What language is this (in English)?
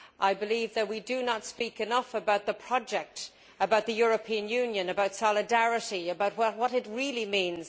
English